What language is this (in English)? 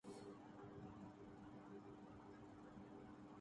Urdu